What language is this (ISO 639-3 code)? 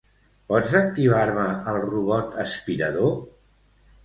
cat